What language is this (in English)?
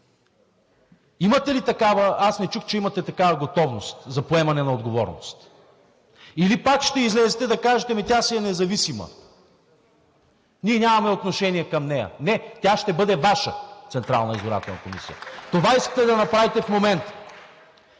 Bulgarian